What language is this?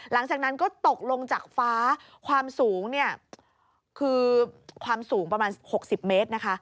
Thai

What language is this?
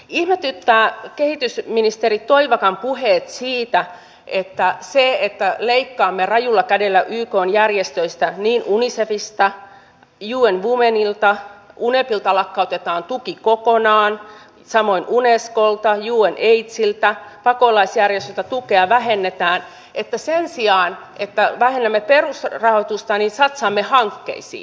Finnish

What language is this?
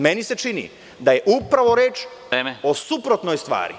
Serbian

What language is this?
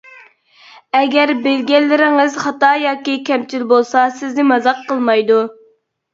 Uyghur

